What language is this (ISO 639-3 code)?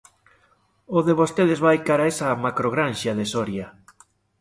glg